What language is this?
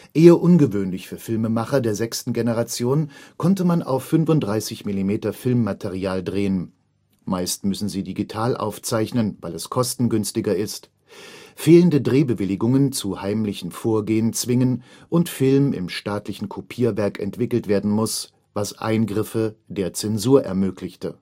German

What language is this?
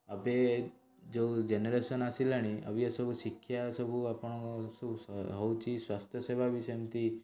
Odia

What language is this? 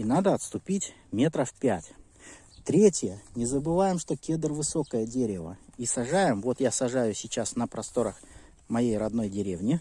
Russian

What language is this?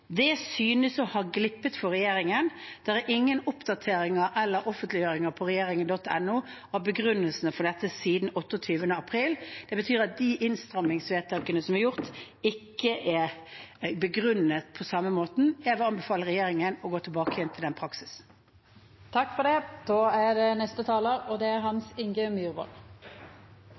Norwegian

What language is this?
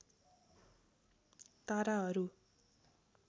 Nepali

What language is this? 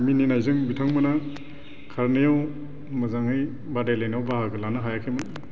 Bodo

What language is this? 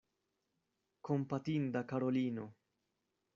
Esperanto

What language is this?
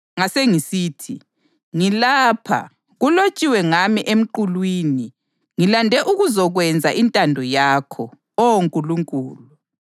North Ndebele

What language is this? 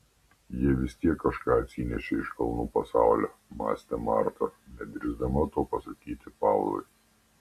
Lithuanian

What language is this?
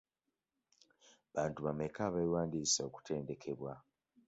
Ganda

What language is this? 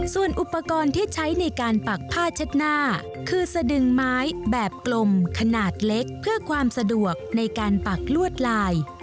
Thai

